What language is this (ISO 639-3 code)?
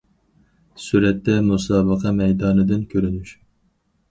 uig